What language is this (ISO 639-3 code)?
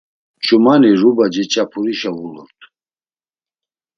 lzz